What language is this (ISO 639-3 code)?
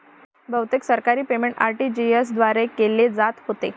mar